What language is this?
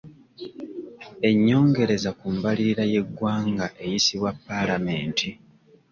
Ganda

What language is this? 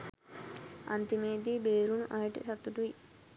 Sinhala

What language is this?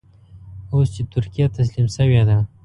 Pashto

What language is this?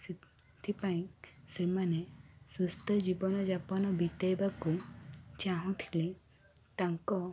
Odia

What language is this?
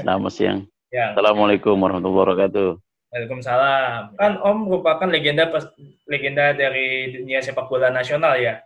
Indonesian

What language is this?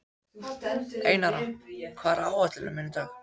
Icelandic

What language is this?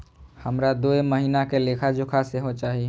Maithili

